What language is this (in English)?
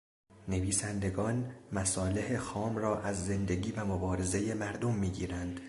Persian